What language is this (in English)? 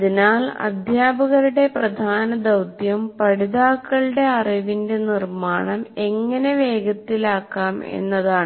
Malayalam